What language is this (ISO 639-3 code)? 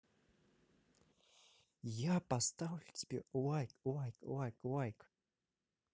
rus